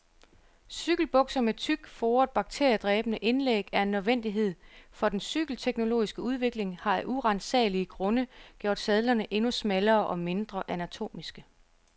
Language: Danish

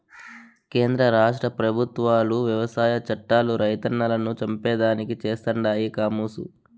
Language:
Telugu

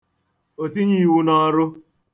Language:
Igbo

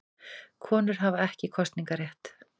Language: Icelandic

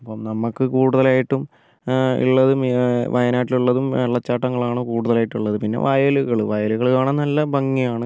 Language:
Malayalam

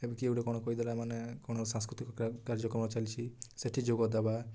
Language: Odia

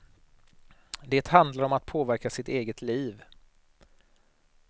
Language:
Swedish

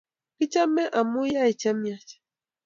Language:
Kalenjin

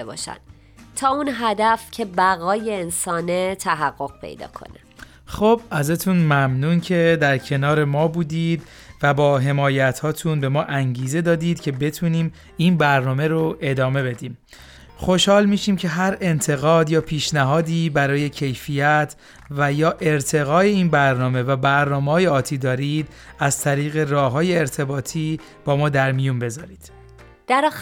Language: Persian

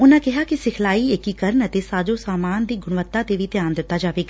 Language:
Punjabi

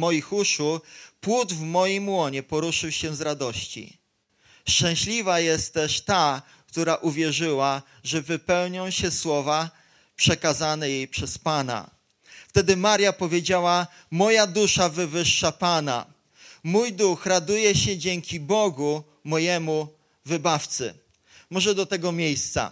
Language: Polish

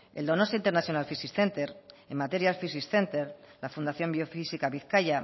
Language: Basque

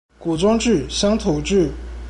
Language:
Chinese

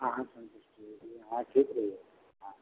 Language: Hindi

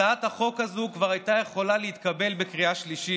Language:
Hebrew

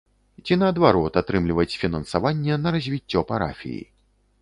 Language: Belarusian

